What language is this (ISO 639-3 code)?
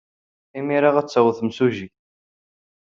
kab